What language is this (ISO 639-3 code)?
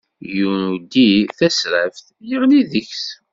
kab